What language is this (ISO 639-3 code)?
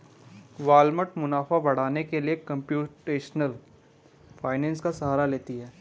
hin